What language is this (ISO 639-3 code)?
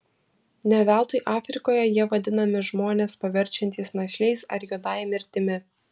lit